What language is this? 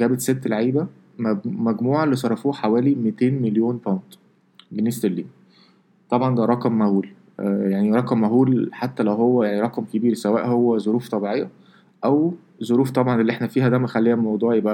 Arabic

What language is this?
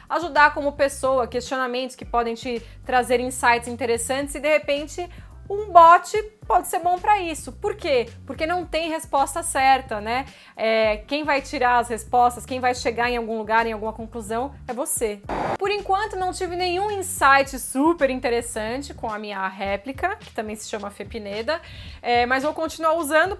Portuguese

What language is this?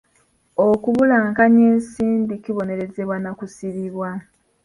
Ganda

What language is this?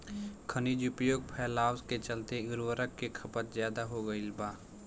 Bhojpuri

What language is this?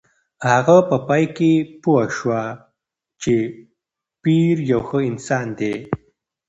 Pashto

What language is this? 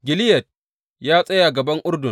Hausa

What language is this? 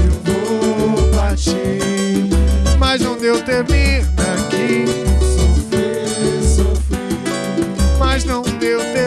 Portuguese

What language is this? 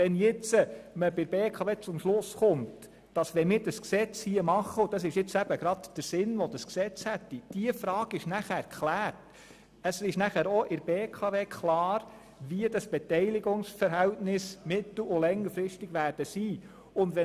Swiss German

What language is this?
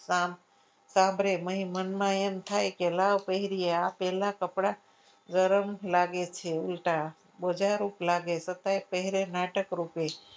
Gujarati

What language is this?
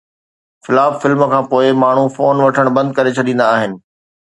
Sindhi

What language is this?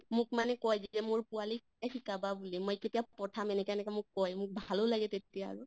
Assamese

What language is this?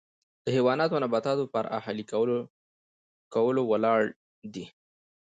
Pashto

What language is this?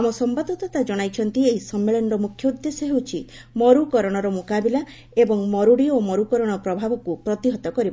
Odia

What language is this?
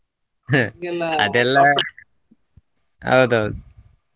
Kannada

